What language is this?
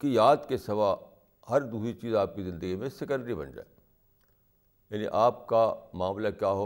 Urdu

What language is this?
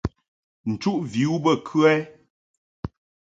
Mungaka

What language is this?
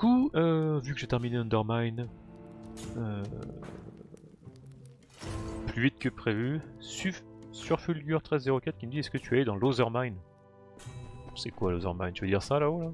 French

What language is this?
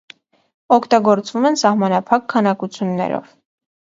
Armenian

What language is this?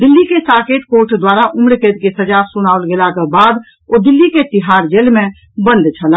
Maithili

